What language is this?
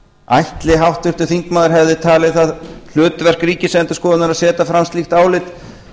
Icelandic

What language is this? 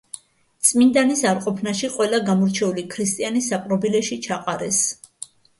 Georgian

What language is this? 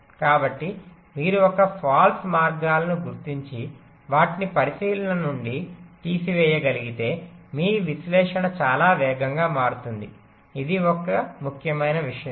Telugu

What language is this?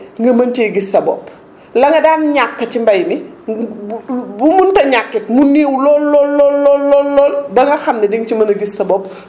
Wolof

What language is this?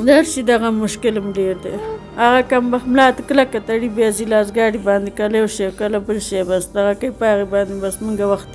Persian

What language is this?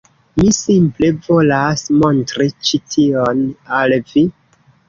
Esperanto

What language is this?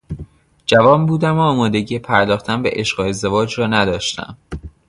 Persian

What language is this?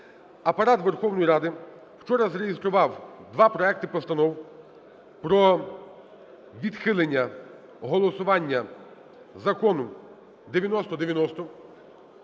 Ukrainian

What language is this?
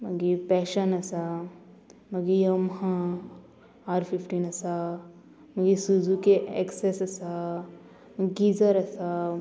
Konkani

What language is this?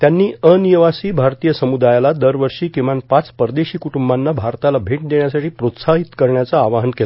Marathi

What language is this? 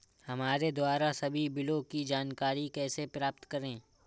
Hindi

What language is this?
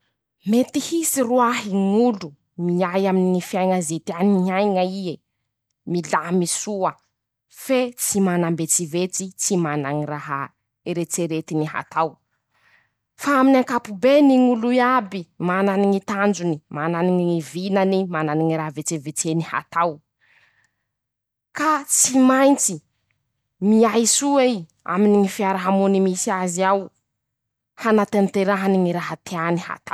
Masikoro Malagasy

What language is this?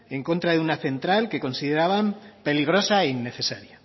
Spanish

